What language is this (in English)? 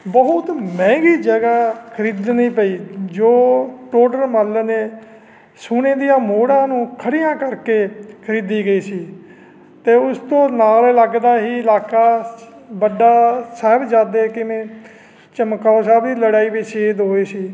Punjabi